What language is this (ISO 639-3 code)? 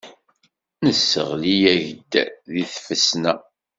kab